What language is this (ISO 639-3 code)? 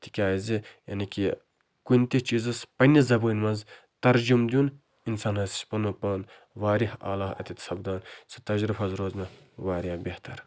kas